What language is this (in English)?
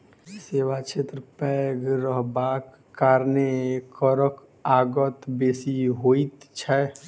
Maithili